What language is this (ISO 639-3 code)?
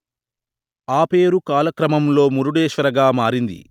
tel